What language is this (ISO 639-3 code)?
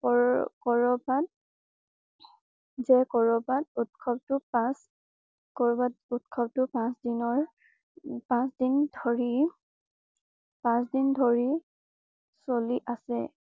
asm